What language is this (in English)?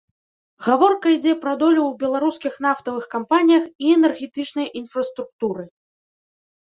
Belarusian